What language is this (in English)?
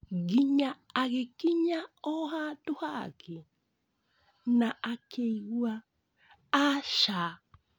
Kikuyu